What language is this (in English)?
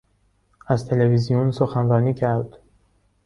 Persian